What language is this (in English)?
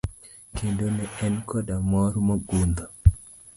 Luo (Kenya and Tanzania)